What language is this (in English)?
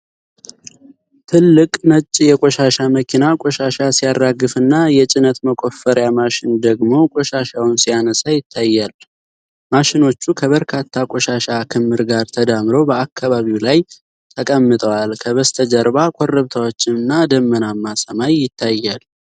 Amharic